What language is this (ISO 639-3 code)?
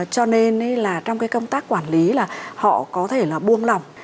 vie